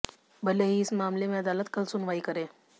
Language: Hindi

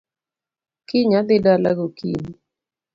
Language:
Luo (Kenya and Tanzania)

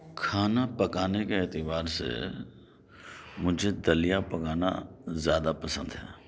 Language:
Urdu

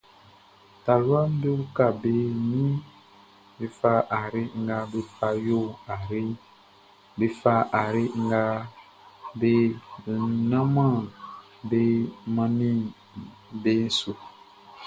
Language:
Baoulé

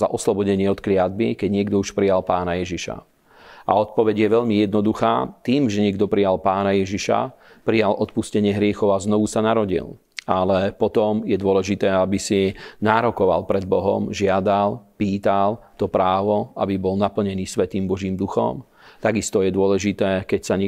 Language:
Slovak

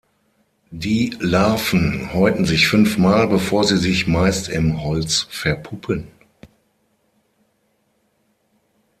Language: German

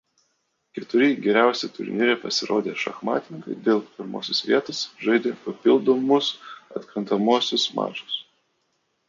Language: Lithuanian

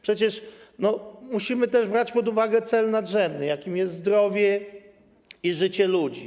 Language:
Polish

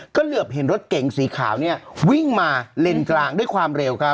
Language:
Thai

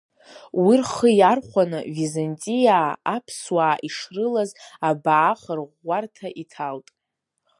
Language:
Abkhazian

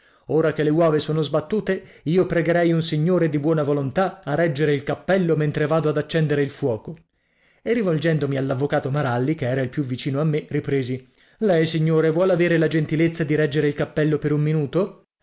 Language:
Italian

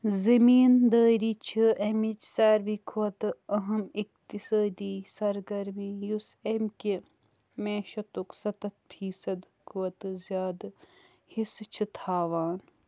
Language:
Kashmiri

